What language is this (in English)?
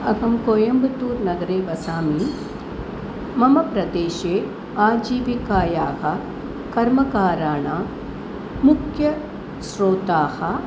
Sanskrit